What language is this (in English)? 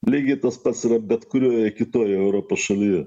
Lithuanian